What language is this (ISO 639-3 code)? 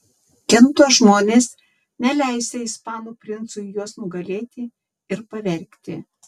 lit